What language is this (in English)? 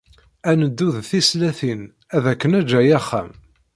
Kabyle